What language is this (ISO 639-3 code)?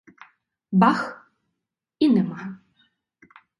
ukr